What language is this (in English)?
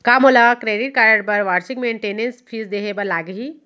Chhattisgarhi